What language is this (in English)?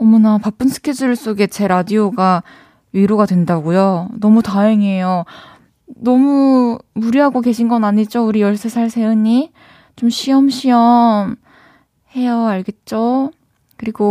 Korean